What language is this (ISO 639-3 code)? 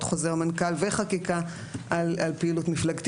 heb